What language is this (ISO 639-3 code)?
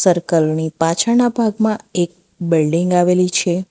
guj